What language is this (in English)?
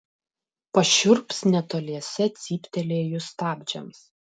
Lithuanian